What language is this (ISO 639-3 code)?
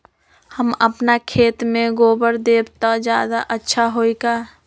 mag